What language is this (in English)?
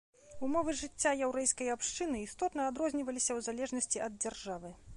Belarusian